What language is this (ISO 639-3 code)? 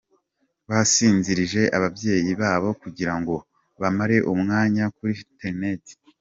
kin